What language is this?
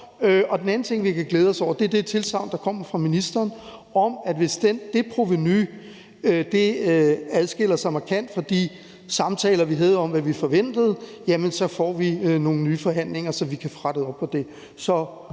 Danish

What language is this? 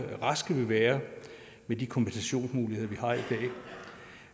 Danish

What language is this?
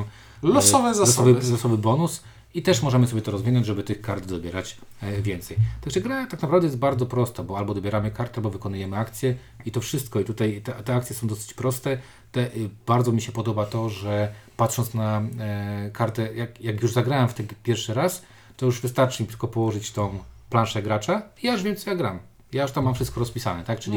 Polish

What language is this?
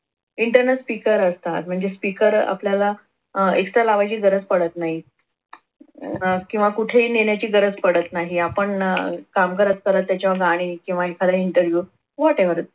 Marathi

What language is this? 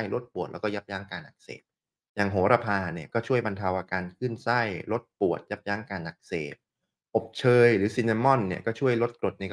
Thai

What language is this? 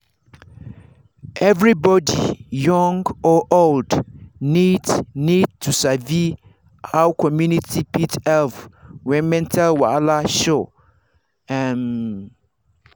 Nigerian Pidgin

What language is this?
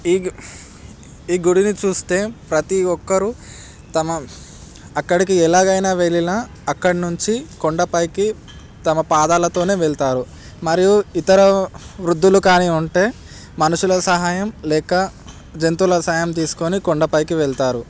Telugu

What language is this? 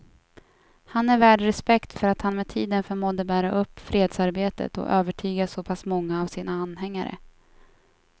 Swedish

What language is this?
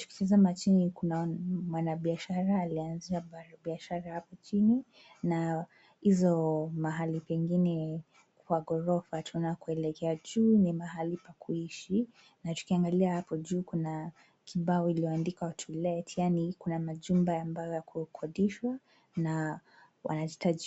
Swahili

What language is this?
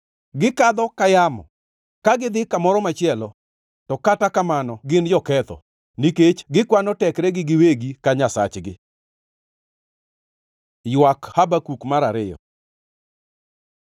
Luo (Kenya and Tanzania)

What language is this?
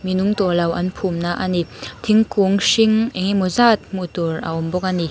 Mizo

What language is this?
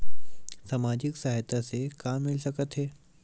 Chhattisgarhi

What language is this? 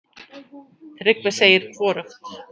Icelandic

